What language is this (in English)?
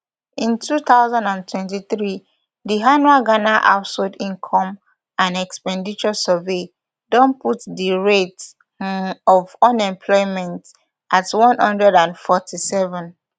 Nigerian Pidgin